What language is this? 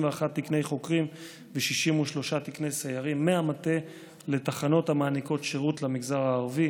Hebrew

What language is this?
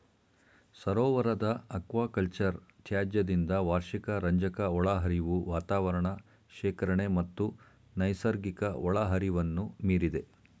Kannada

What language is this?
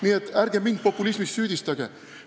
Estonian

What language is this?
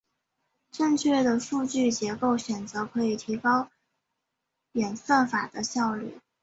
Chinese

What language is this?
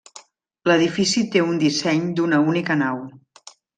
Catalan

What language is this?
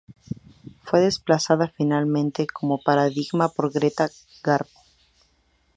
Spanish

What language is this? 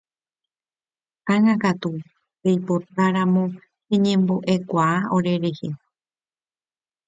Guarani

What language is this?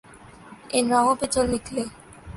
Urdu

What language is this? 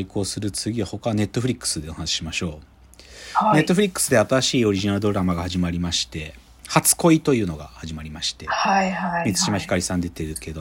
Japanese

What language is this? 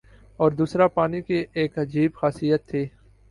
Urdu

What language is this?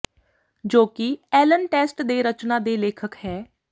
Punjabi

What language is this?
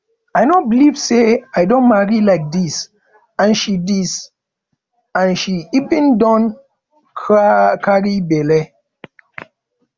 Nigerian Pidgin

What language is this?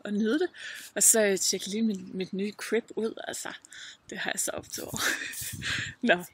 Danish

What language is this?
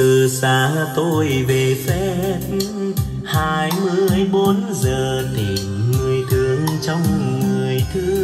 Vietnamese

